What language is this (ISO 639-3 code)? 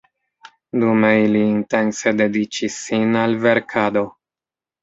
epo